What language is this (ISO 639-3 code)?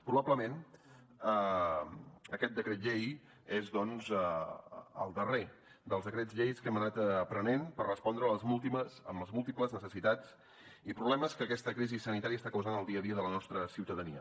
cat